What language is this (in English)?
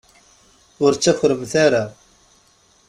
Kabyle